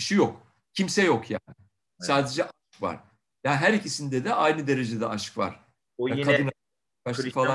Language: Turkish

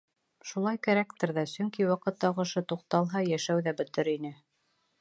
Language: Bashkir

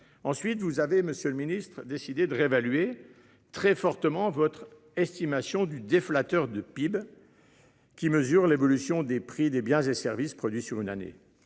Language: French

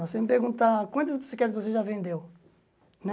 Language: Portuguese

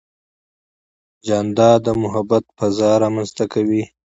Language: Pashto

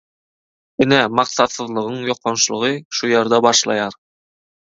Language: Turkmen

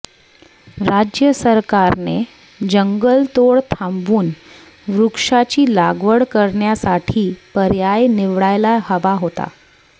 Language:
Marathi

